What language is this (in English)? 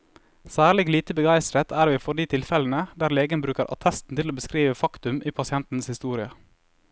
Norwegian